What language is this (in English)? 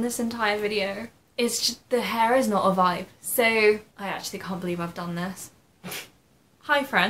English